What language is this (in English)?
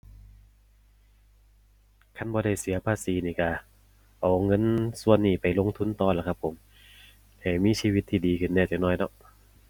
Thai